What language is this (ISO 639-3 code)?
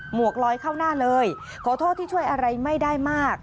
tha